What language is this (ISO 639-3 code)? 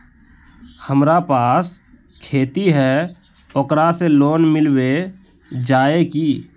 mag